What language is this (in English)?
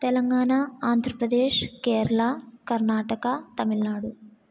Sanskrit